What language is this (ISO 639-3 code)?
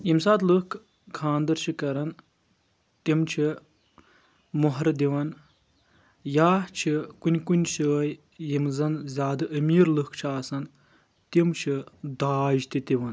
kas